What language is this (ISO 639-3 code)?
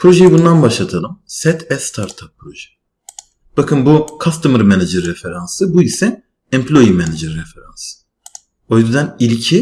tur